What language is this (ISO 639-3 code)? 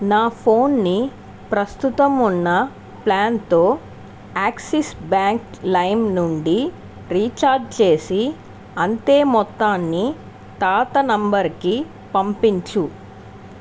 tel